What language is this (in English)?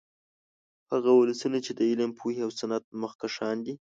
Pashto